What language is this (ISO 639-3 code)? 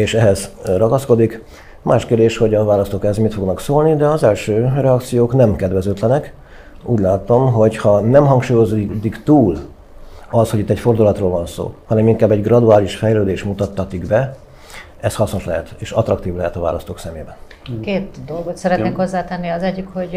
hun